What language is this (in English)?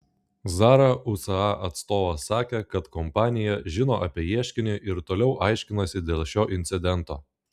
Lithuanian